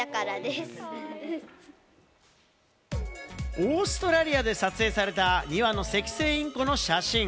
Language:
Japanese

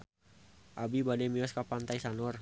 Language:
Sundanese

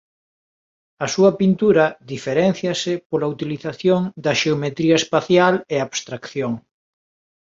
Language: Galician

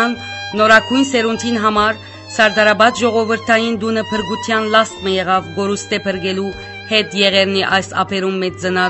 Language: Romanian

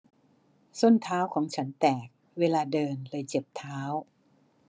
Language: Thai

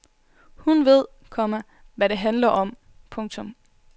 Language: Danish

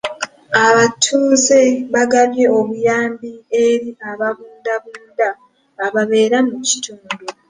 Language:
Ganda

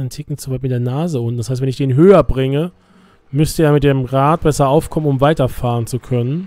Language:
German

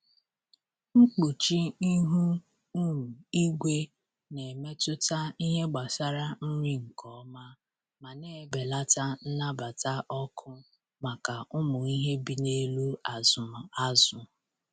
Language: Igbo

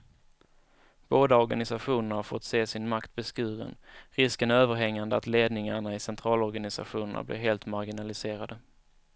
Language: Swedish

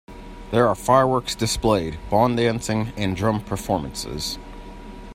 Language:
English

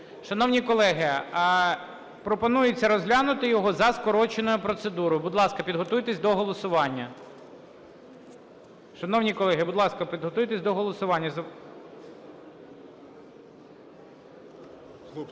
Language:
Ukrainian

